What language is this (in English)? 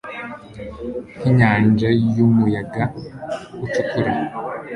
Kinyarwanda